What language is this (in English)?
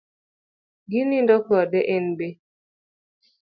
Luo (Kenya and Tanzania)